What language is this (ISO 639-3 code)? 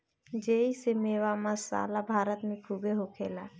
bho